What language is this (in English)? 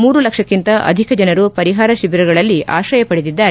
Kannada